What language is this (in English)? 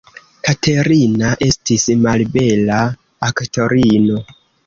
Esperanto